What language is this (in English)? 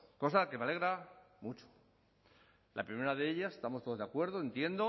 Spanish